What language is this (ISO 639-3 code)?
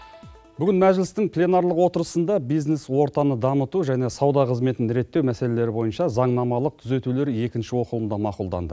kaz